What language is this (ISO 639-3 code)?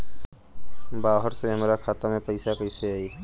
bho